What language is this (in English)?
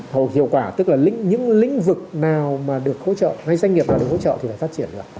Vietnamese